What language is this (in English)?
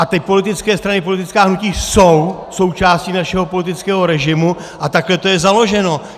Czech